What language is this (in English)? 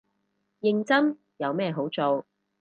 Cantonese